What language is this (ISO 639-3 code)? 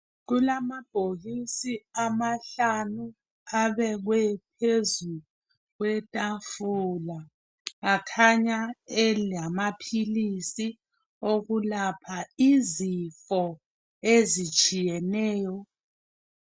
nde